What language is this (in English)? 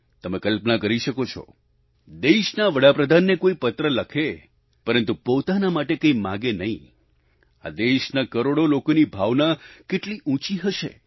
Gujarati